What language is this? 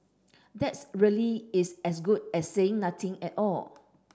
English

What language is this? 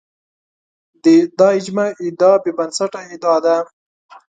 Pashto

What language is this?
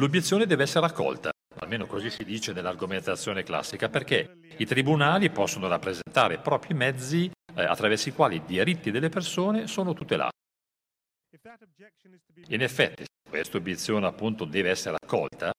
Italian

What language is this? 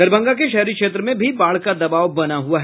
Hindi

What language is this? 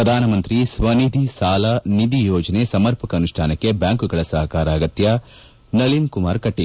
Kannada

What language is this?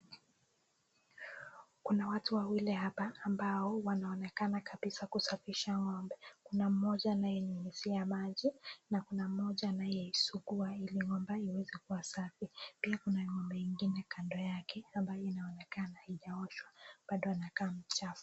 Swahili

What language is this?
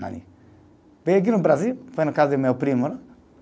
Portuguese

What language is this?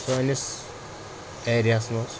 Kashmiri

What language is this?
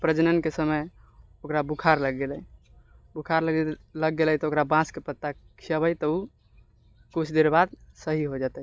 Maithili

